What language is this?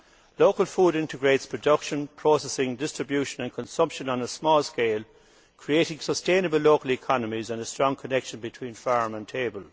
English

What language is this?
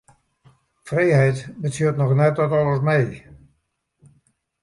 Western Frisian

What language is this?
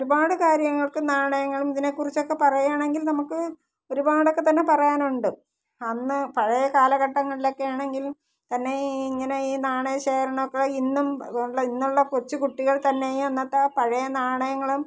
Malayalam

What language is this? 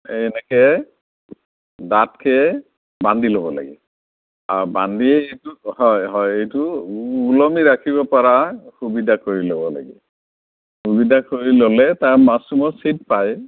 Assamese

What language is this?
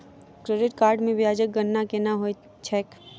Maithili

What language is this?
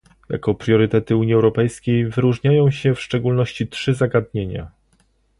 Polish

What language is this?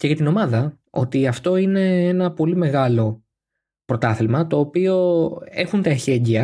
Greek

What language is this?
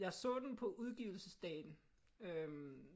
Danish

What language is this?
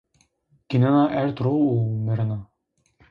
Zaza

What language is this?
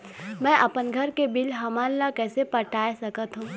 Chhattisgarhi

